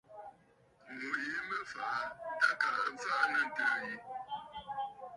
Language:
Bafut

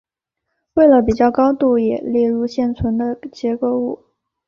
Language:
Chinese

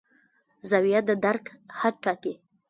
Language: Pashto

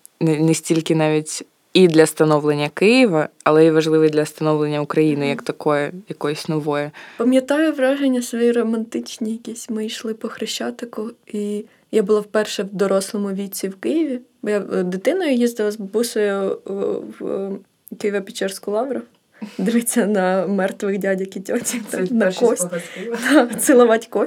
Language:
Ukrainian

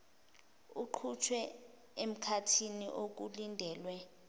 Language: Zulu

